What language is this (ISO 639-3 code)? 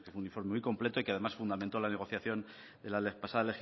spa